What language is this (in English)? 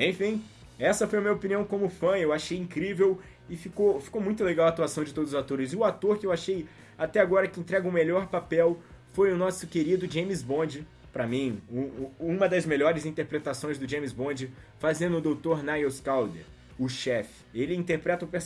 Portuguese